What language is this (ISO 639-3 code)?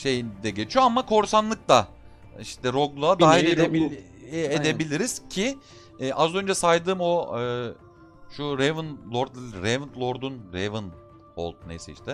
tur